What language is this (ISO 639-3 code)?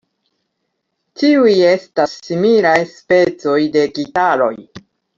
epo